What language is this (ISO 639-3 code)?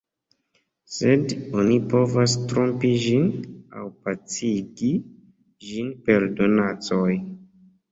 epo